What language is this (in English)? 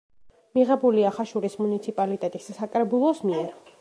Georgian